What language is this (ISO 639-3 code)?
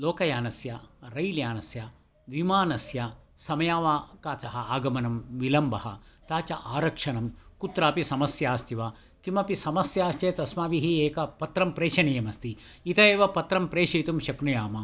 san